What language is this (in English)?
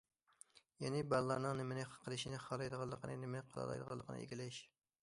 Uyghur